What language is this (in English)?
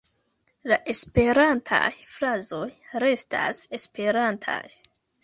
Esperanto